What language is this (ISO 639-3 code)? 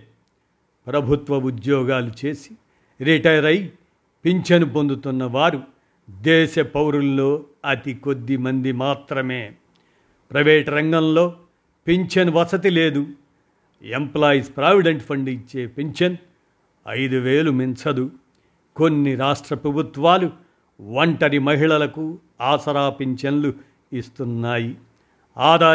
tel